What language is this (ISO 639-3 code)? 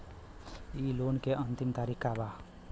bho